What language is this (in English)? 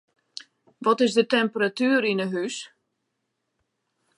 Western Frisian